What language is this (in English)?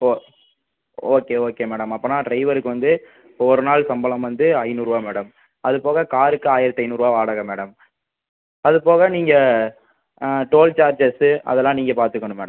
Tamil